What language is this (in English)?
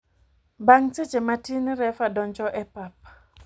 Luo (Kenya and Tanzania)